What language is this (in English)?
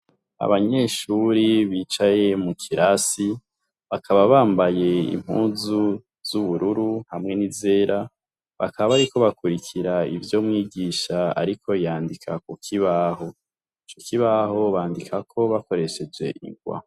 Rundi